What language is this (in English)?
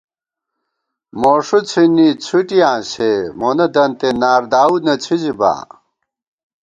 Gawar-Bati